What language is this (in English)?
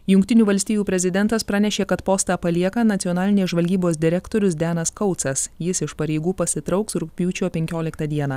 Lithuanian